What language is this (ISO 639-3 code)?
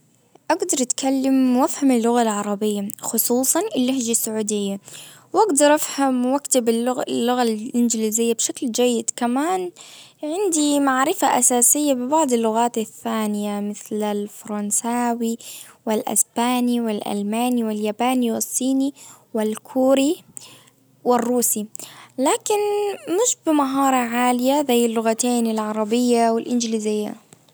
ars